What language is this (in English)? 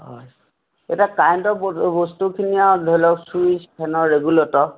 Assamese